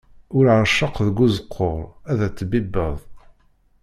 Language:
Kabyle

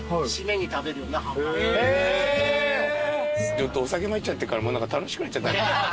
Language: Japanese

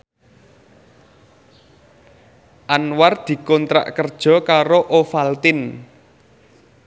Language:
Javanese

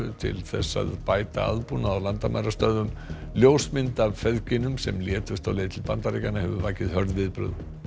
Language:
Icelandic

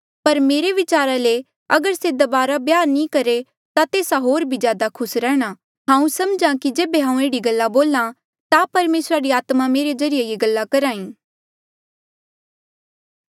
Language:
Mandeali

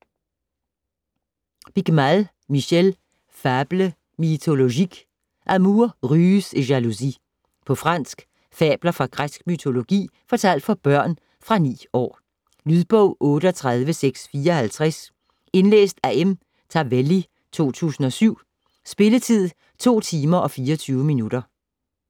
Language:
Danish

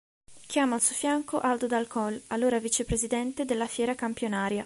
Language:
Italian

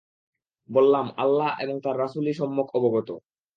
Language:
Bangla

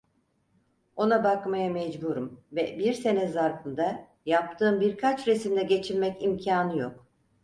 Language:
Turkish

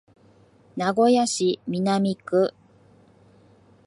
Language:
Japanese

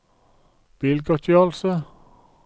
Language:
Norwegian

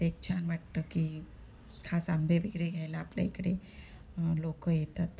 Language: Marathi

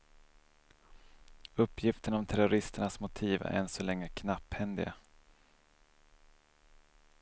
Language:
Swedish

